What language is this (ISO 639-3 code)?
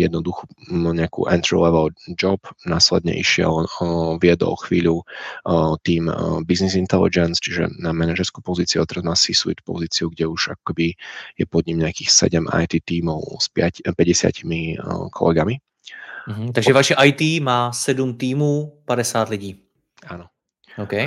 ces